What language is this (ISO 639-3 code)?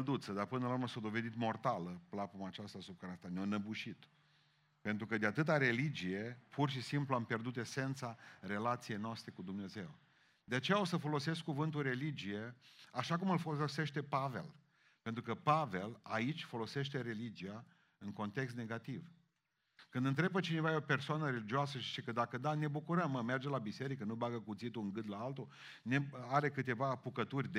ron